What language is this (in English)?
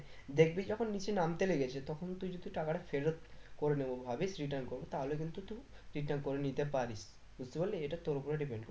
Bangla